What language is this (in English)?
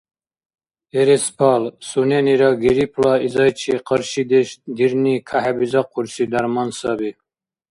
Dargwa